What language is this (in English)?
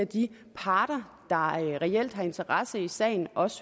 Danish